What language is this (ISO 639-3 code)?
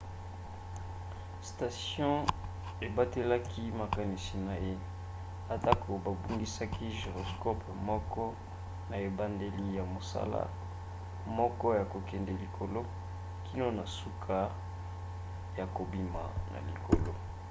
lin